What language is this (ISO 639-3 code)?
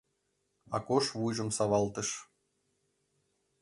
chm